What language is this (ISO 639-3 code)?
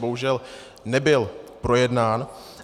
ces